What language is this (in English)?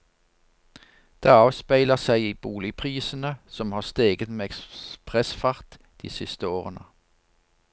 Norwegian